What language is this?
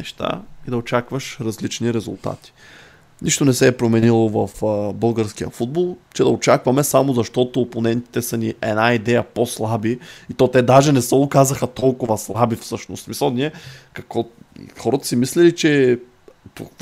Bulgarian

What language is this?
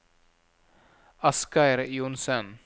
Norwegian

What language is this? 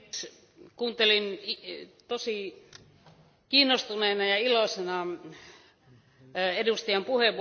Finnish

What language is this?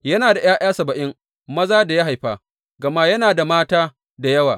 Hausa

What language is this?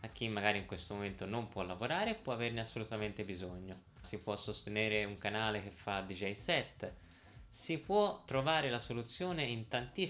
Italian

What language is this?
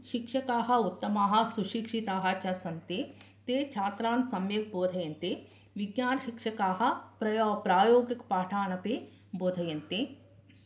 Sanskrit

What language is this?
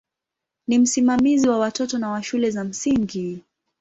Swahili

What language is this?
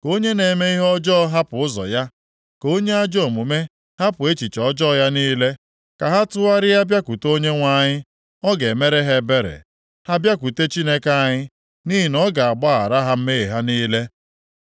Igbo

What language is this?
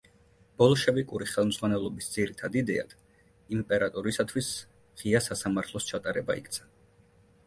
Georgian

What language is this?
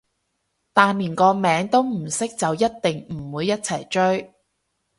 Cantonese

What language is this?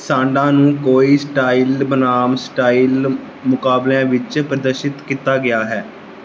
Punjabi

